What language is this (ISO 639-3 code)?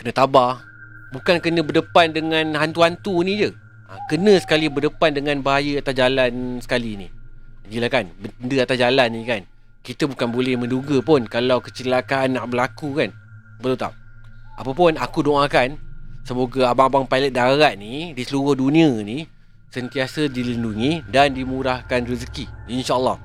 msa